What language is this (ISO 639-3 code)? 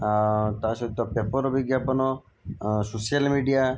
ori